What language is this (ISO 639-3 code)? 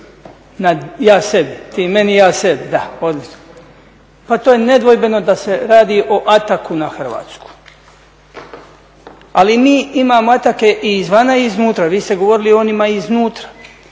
hrv